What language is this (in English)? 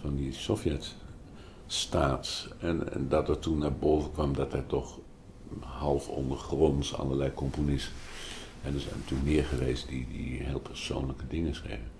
Dutch